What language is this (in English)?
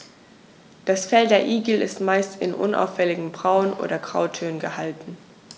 German